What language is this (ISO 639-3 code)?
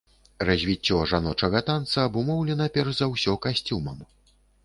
bel